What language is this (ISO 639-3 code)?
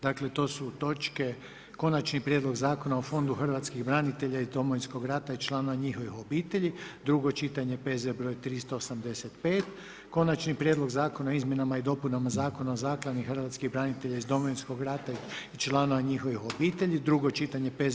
hrv